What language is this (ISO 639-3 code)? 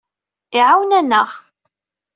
kab